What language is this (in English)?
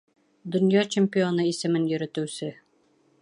Bashkir